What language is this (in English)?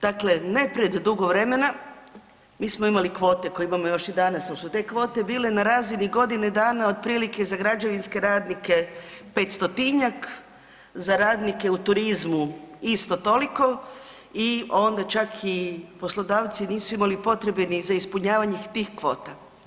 Croatian